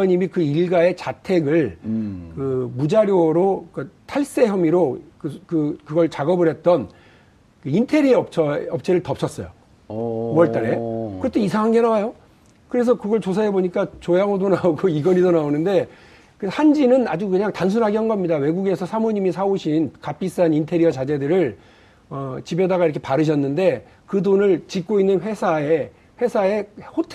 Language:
Korean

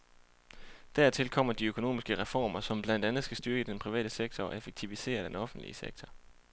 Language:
Danish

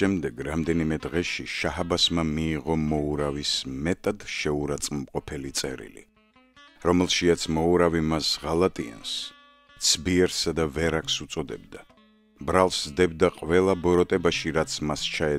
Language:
Romanian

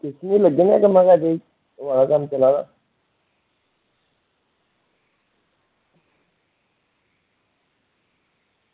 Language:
Dogri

